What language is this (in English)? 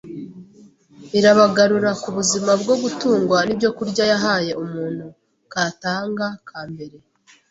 Kinyarwanda